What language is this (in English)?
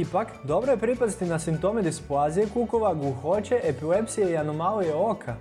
Croatian